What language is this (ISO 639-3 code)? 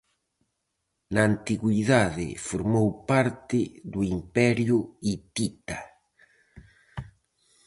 glg